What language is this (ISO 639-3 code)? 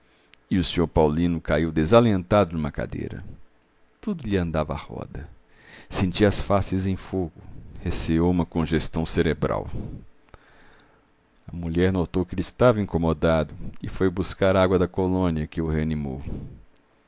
por